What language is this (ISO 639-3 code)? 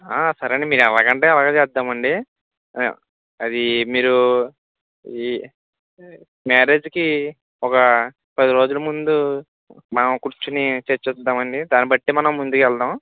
tel